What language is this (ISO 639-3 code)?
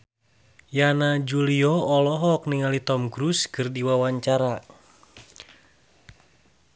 sun